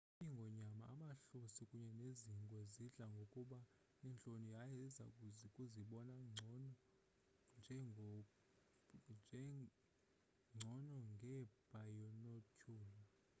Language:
Xhosa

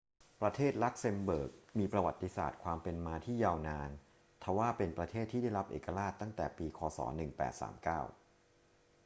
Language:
Thai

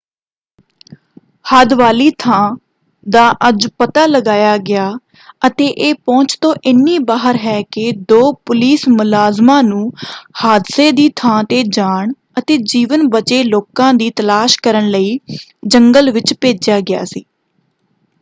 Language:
Punjabi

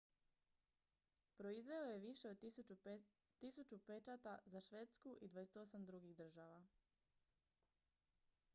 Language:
Croatian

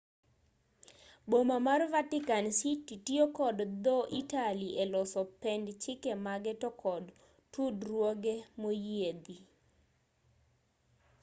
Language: Luo (Kenya and Tanzania)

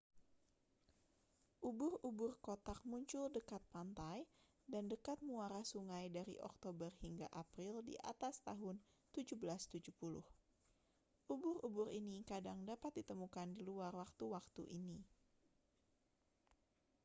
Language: Indonesian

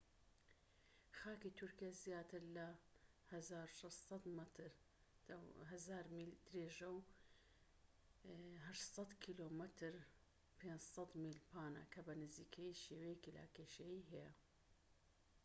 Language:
Central Kurdish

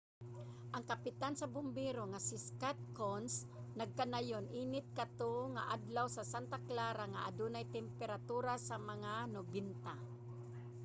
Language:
Cebuano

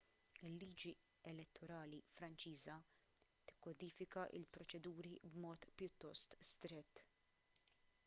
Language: Maltese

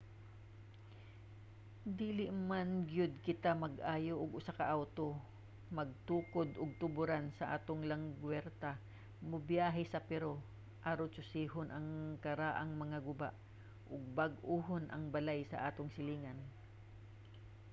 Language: Cebuano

